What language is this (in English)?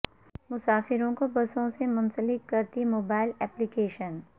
Urdu